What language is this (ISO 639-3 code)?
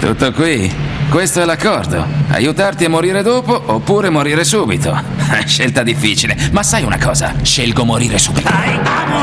ita